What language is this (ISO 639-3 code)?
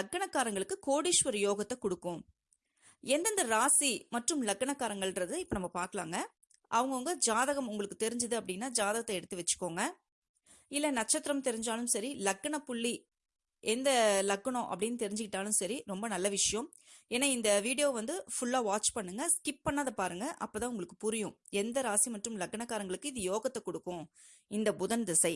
tam